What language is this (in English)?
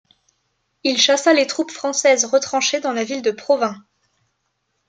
French